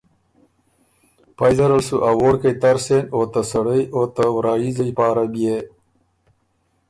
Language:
Ormuri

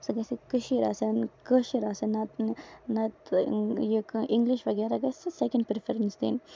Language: Kashmiri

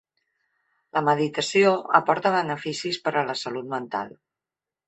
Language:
Catalan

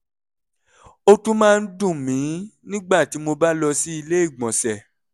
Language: Yoruba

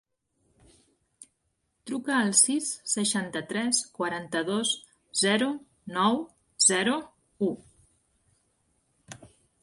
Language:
Catalan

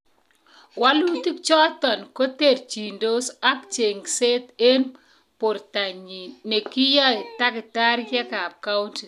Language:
Kalenjin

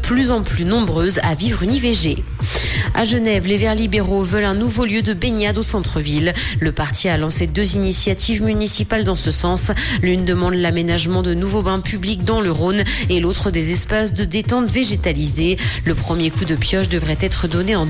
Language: French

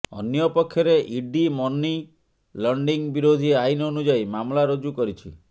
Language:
Odia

